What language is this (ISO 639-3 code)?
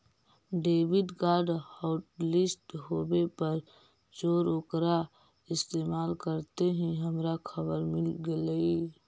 mag